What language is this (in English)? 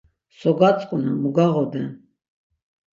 Laz